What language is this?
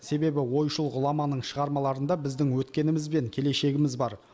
Kazakh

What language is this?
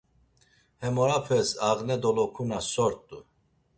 Laz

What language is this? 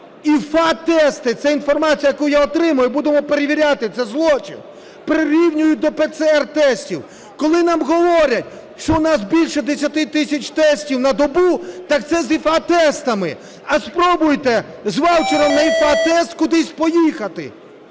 Ukrainian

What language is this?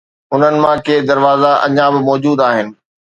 Sindhi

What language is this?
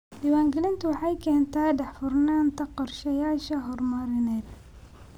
Somali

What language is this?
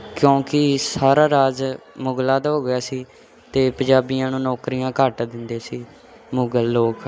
Punjabi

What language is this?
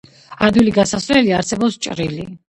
Georgian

